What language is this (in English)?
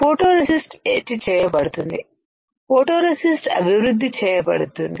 Telugu